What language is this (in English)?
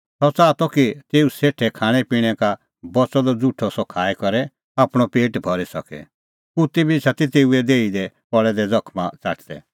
Kullu Pahari